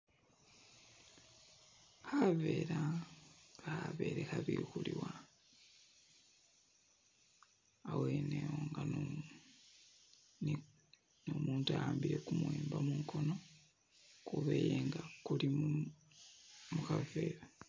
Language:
Masaaba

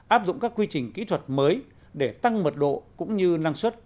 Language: Vietnamese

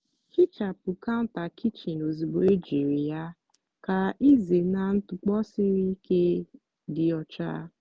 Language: Igbo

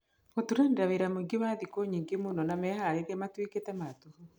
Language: Kikuyu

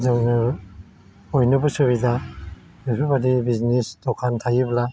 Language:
Bodo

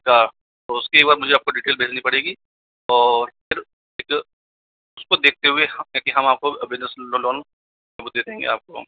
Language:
Hindi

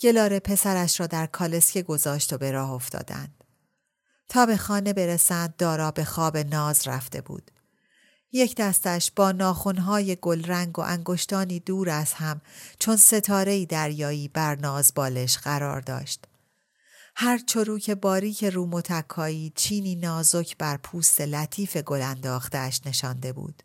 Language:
Persian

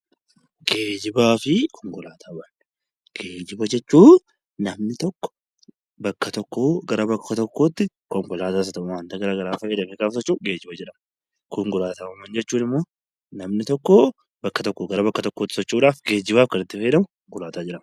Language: Oromo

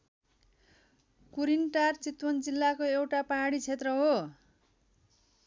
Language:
Nepali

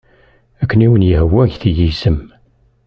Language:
Kabyle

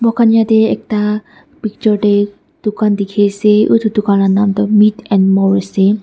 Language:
Naga Pidgin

